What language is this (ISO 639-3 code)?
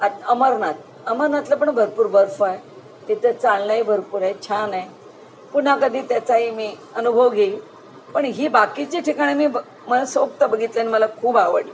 mar